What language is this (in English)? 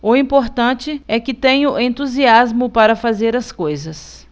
Portuguese